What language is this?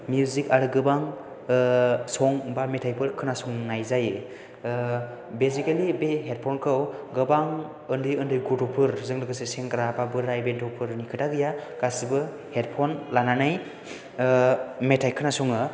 Bodo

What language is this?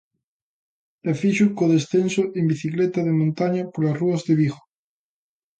Galician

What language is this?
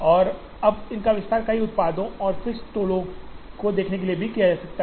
Hindi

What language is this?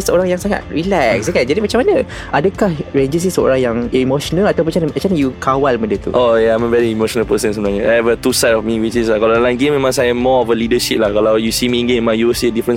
Malay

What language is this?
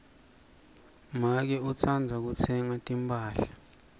Swati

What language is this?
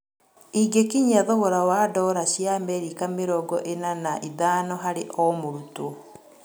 Kikuyu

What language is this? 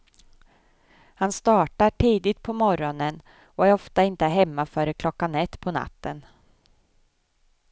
Swedish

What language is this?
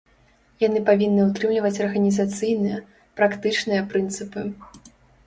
Belarusian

